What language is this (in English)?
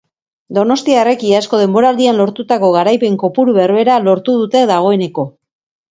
Basque